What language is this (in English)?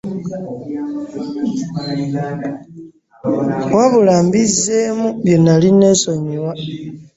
Ganda